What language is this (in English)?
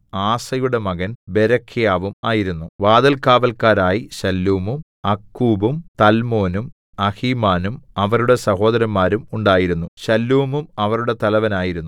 Malayalam